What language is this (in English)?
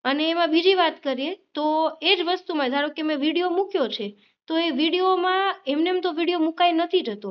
Gujarati